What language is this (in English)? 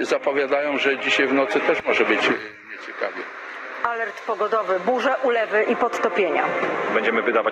Polish